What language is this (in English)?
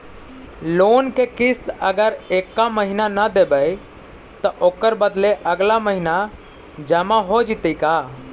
Magahi